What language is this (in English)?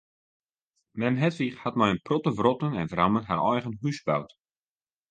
Western Frisian